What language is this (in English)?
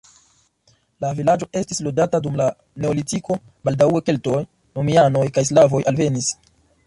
Esperanto